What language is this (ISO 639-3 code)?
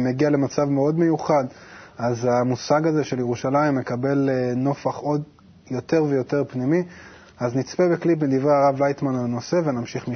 heb